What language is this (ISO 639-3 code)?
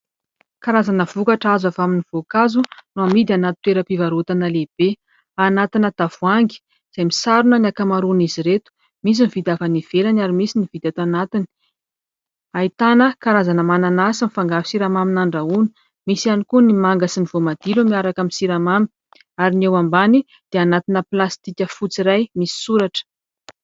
mlg